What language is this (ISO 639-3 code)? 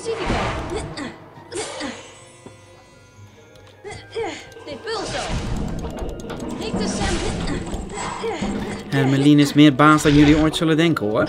nld